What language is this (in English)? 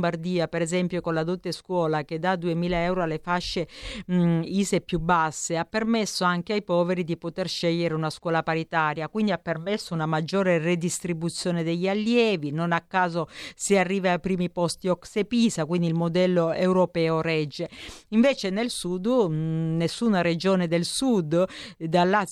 Italian